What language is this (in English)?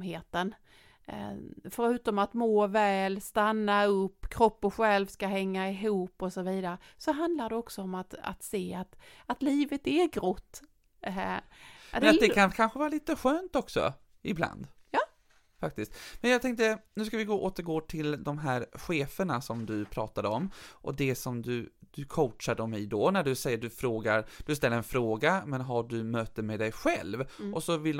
Swedish